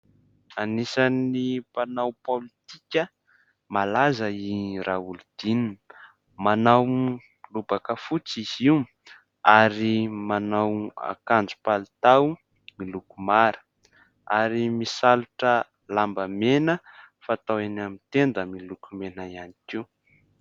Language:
Malagasy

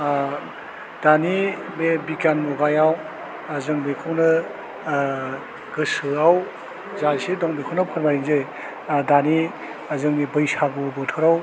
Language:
Bodo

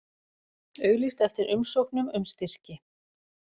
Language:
Icelandic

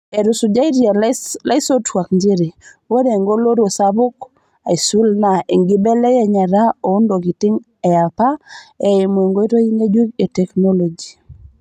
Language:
Masai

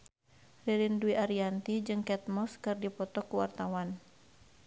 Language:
Sundanese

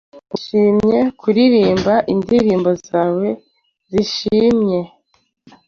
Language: Kinyarwanda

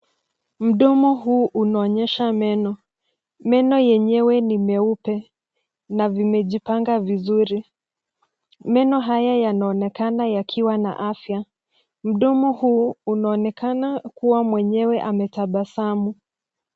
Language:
Swahili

